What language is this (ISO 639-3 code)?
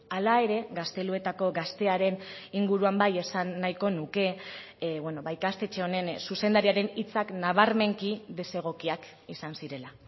eus